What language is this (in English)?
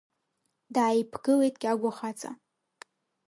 Abkhazian